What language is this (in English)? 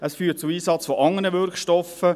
Swiss German